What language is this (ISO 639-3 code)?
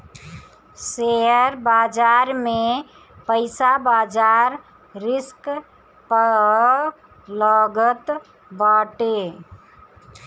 bho